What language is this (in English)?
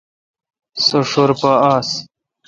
Kalkoti